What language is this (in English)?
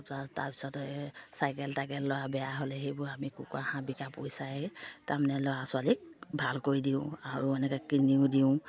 Assamese